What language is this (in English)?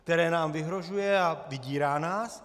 Czech